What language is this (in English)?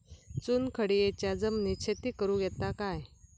Marathi